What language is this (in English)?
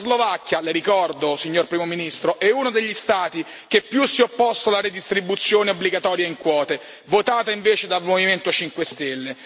Italian